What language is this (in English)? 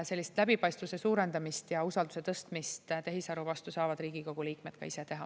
Estonian